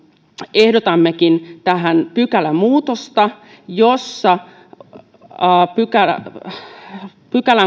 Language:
Finnish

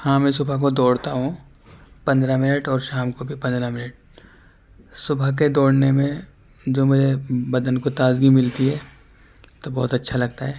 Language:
Urdu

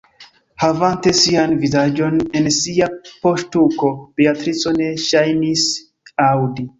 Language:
Esperanto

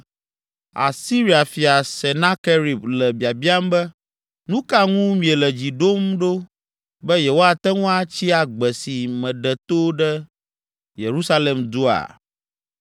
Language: Ewe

